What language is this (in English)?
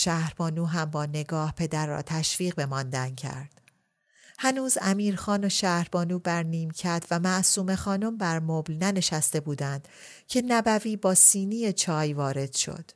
Persian